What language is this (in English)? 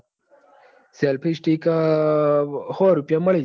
Gujarati